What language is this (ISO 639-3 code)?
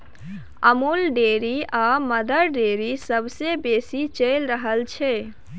mai